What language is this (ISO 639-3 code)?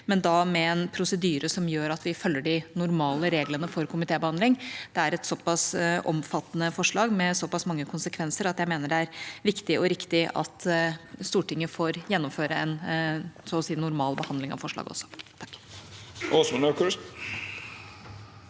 nor